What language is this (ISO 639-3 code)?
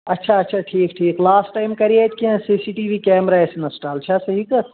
kas